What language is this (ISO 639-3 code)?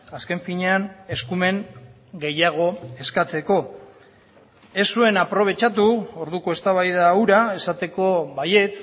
eus